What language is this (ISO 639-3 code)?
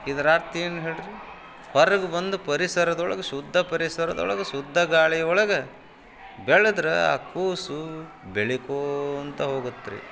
kan